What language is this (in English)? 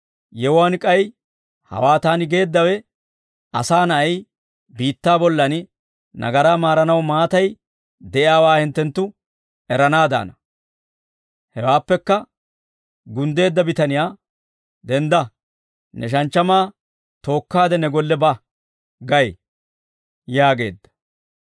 Dawro